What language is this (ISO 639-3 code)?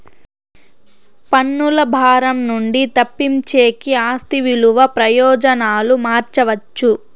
tel